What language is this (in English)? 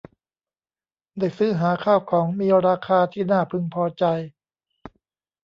Thai